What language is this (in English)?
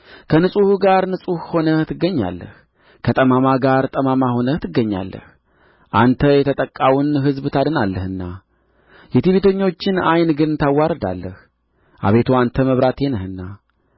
Amharic